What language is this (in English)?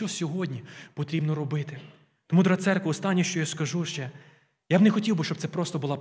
Ukrainian